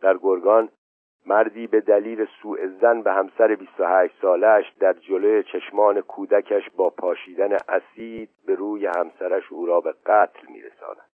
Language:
Persian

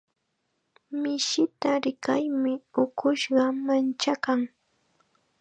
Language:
Chiquián Ancash Quechua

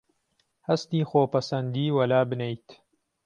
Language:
Central Kurdish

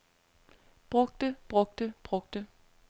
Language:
Danish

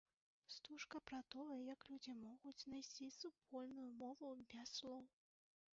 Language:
Belarusian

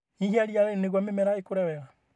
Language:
Kikuyu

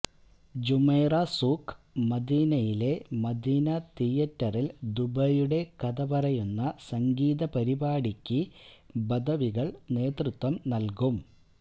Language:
Malayalam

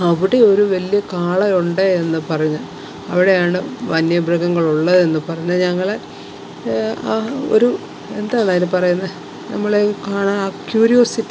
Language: Malayalam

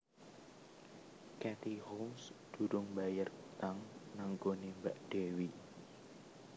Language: Javanese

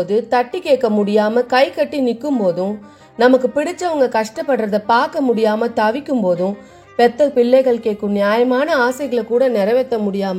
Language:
Tamil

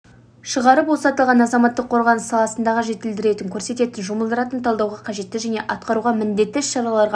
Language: Kazakh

